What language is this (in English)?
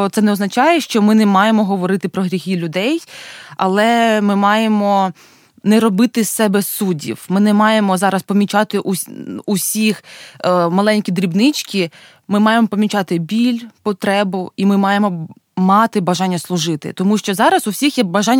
Ukrainian